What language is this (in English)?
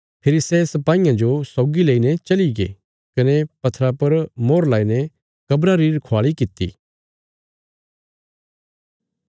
Bilaspuri